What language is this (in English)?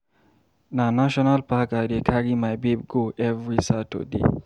Nigerian Pidgin